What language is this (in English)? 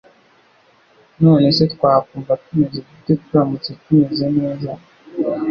Kinyarwanda